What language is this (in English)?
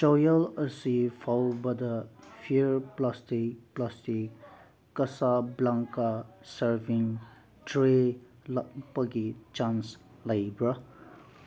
Manipuri